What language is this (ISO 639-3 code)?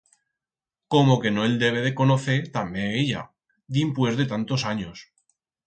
arg